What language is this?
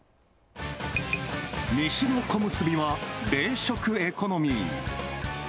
Japanese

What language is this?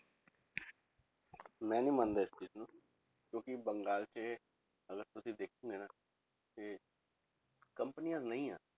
Punjabi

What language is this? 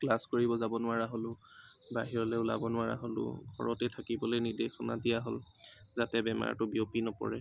Assamese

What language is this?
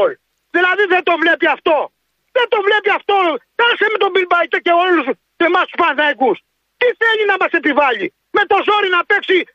Greek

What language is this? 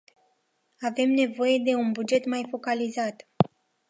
Romanian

